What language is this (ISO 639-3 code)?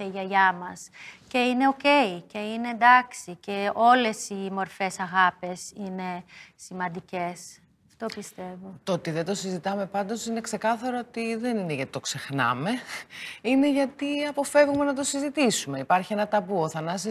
ell